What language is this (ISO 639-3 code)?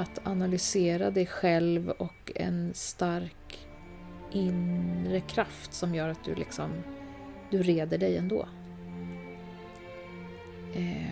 swe